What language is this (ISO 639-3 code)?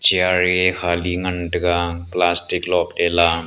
nnp